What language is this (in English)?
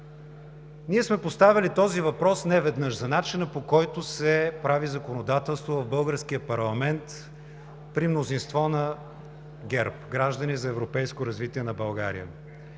Bulgarian